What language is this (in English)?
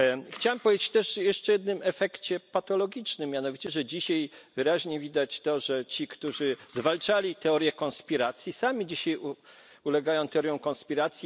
Polish